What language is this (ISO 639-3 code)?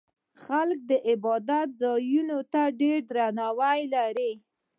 pus